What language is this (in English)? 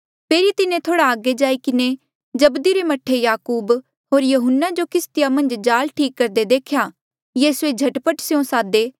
Mandeali